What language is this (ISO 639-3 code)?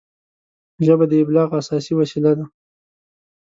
pus